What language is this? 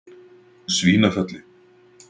Icelandic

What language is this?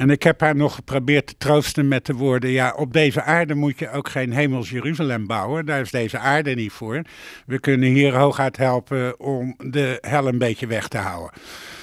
Dutch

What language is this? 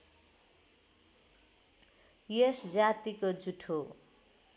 Nepali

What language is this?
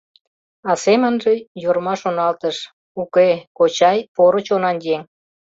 Mari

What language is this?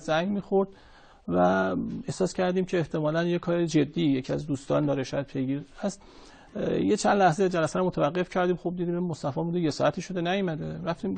Persian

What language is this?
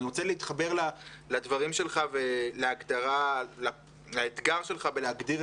Hebrew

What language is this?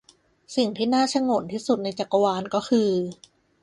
Thai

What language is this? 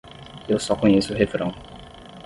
Portuguese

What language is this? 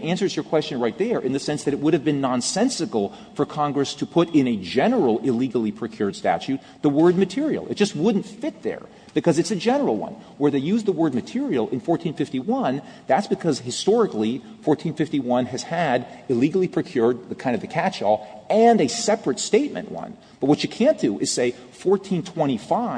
English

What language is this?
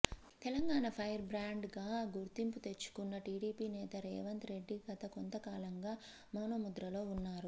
Telugu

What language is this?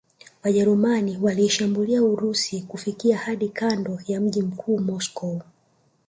Swahili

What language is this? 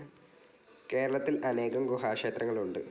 Malayalam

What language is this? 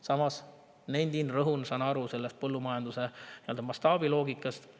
Estonian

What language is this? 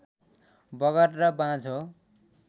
Nepali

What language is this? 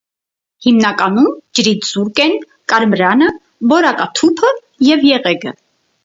Armenian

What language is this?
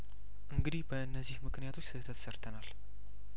Amharic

